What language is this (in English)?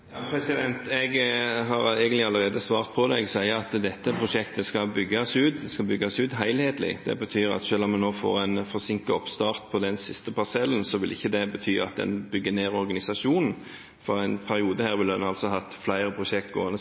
Norwegian